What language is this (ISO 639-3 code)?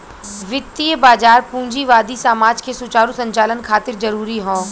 bho